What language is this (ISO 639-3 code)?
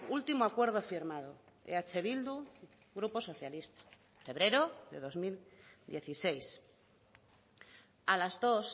spa